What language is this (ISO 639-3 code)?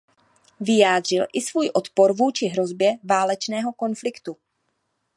ces